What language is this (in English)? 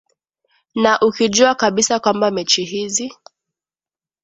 Swahili